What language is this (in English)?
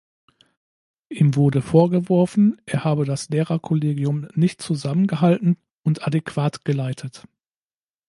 German